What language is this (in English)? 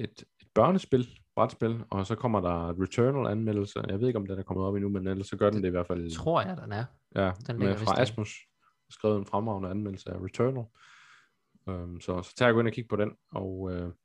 Danish